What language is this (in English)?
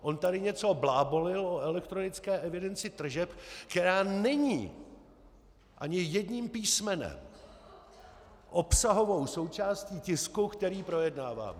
Czech